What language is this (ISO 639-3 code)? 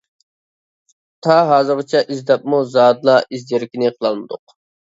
uig